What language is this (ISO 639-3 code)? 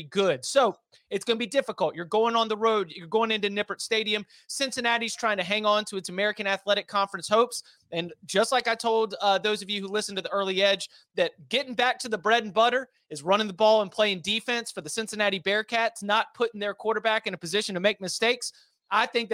eng